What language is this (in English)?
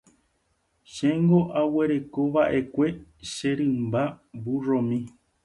Guarani